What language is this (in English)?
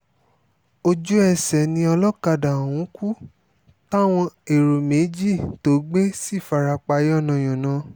Yoruba